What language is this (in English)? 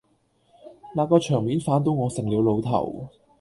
Cantonese